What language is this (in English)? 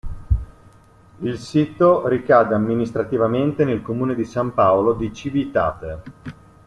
Italian